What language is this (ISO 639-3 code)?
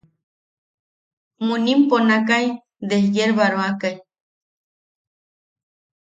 yaq